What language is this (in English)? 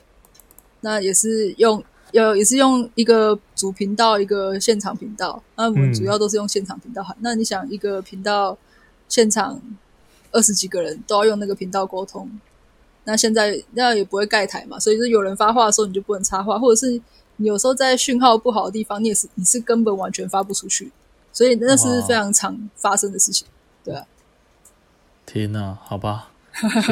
Chinese